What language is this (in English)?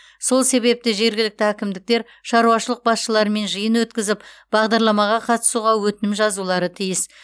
Kazakh